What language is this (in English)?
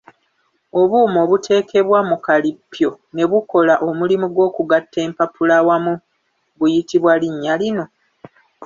Ganda